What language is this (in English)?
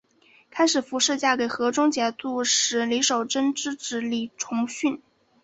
Chinese